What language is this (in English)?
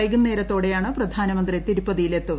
Malayalam